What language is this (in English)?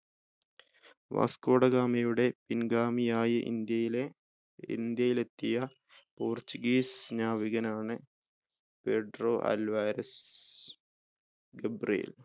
Malayalam